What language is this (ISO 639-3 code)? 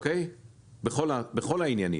heb